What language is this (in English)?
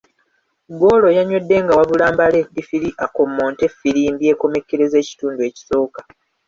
Ganda